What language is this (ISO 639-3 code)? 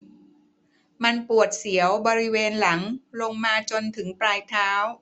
tha